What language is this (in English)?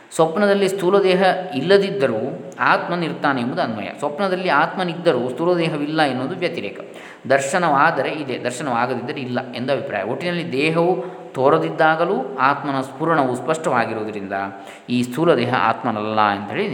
Kannada